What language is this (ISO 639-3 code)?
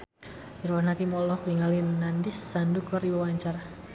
sun